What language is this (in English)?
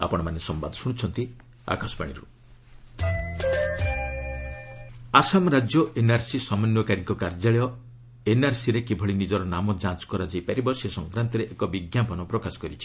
Odia